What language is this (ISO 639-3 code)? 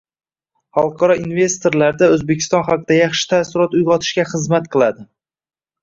uzb